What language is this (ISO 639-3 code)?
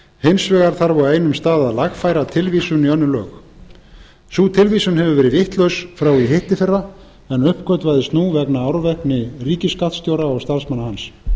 isl